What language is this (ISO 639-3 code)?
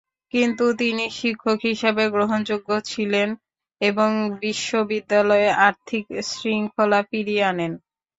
ben